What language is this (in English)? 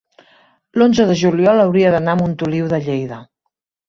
Catalan